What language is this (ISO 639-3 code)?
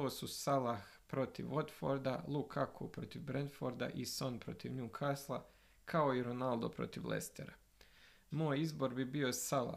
hrv